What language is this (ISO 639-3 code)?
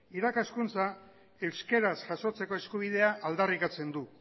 eus